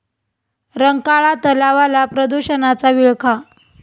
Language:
Marathi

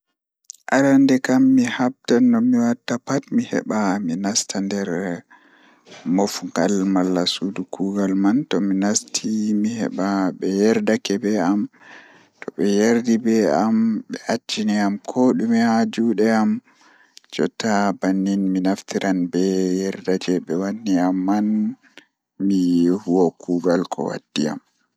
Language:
Fula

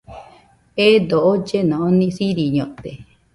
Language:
Nüpode Huitoto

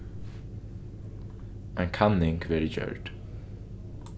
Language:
Faroese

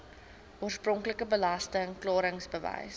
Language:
Afrikaans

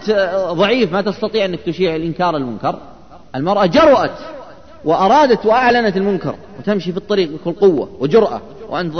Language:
Arabic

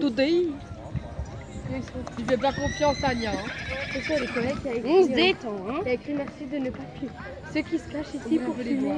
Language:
French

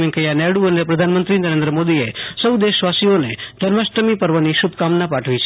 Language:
Gujarati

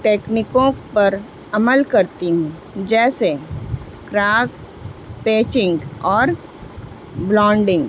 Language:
Urdu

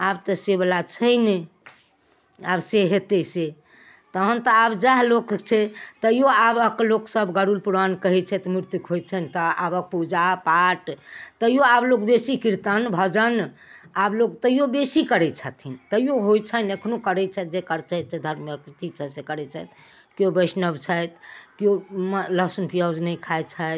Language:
Maithili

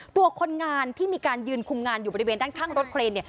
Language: Thai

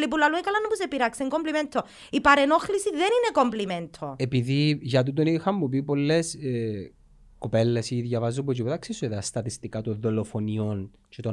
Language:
Greek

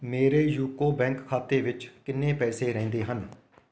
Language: Punjabi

